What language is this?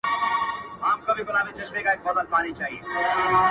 Pashto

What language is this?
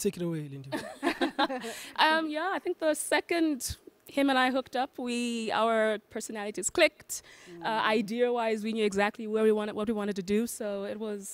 English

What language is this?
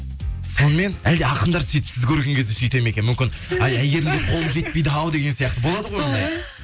Kazakh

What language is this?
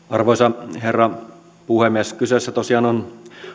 Finnish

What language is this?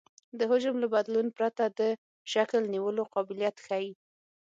Pashto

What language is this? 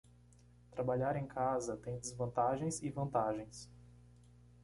Portuguese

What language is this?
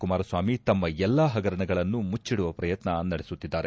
Kannada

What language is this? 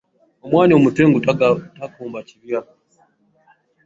Ganda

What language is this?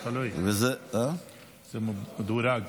Hebrew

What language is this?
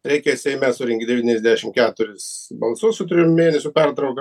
Lithuanian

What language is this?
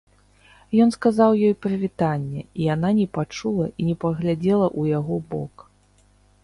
Belarusian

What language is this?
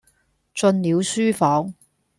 Cantonese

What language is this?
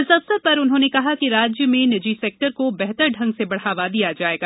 Hindi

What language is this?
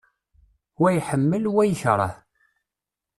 Kabyle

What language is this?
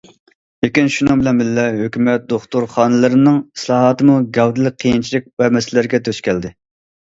Uyghur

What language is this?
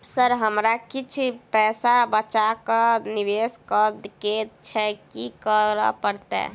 Maithili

